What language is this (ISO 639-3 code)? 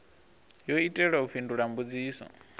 ven